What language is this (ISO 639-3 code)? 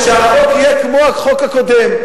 heb